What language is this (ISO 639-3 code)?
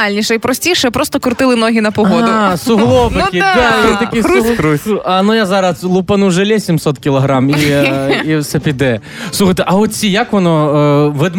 ukr